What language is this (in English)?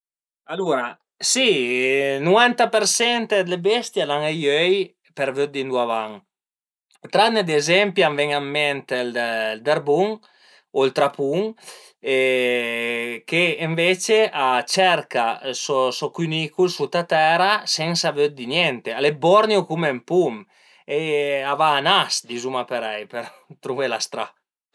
Piedmontese